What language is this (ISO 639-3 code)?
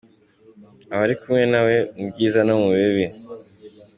kin